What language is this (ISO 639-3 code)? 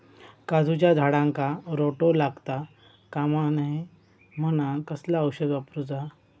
mar